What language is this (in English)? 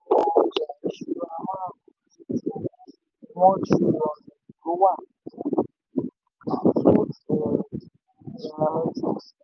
Yoruba